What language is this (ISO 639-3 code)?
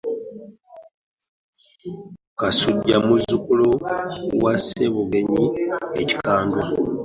lug